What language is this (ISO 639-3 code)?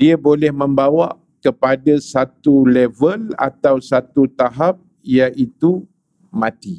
msa